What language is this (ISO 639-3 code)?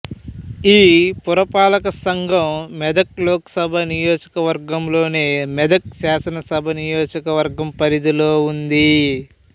tel